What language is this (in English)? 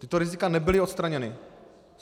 Czech